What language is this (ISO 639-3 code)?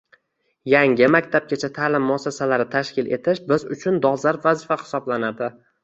uzb